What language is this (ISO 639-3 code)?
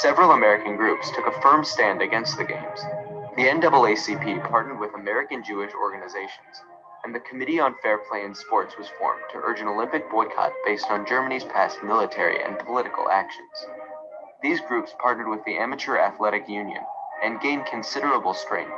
ind